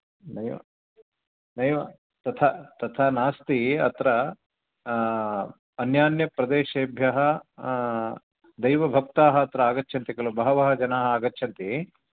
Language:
Sanskrit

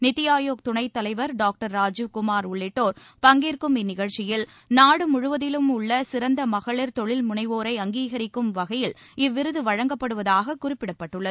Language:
Tamil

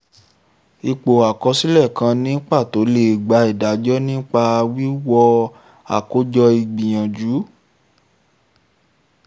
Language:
Yoruba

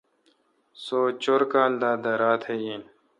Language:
Kalkoti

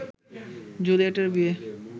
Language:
Bangla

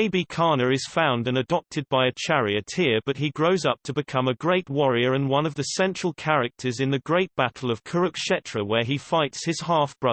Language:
English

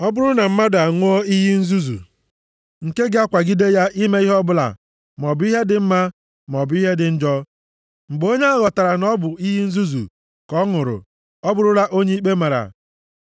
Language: Igbo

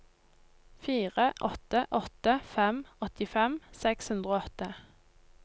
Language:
Norwegian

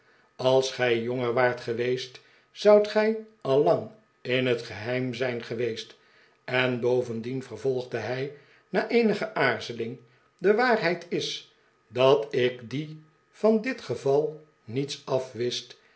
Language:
Dutch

